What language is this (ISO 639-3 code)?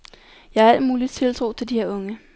dan